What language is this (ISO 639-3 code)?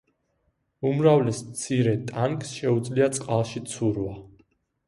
kat